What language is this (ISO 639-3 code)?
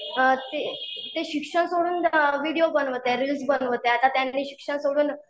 mar